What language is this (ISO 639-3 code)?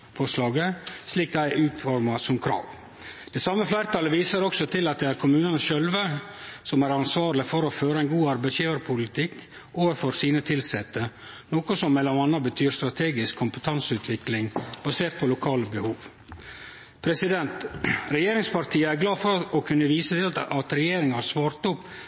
nno